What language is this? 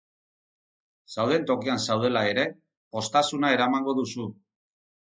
Basque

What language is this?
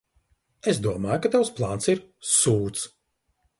Latvian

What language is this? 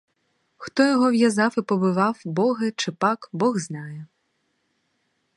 Ukrainian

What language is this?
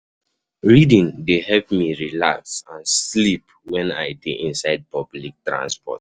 Nigerian Pidgin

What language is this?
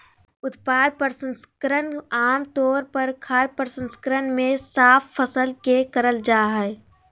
Magahi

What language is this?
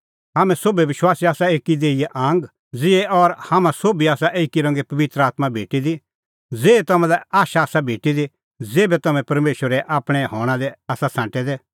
Kullu Pahari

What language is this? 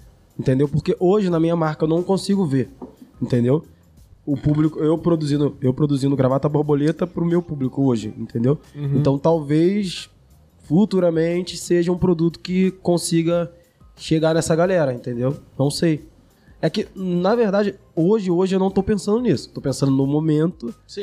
Portuguese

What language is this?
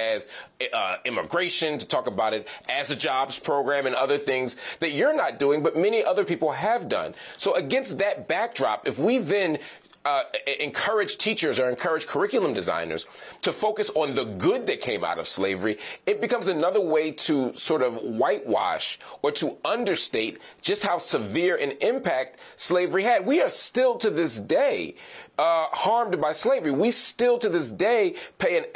English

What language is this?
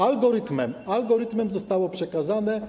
Polish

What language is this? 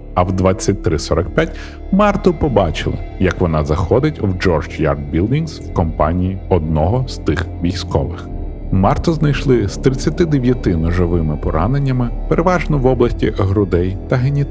Ukrainian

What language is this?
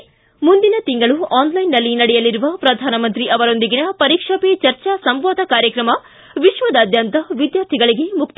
Kannada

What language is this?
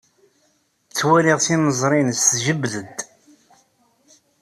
Kabyle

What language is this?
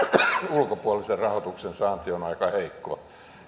Finnish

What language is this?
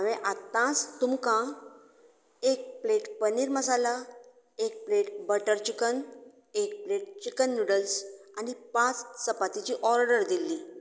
Konkani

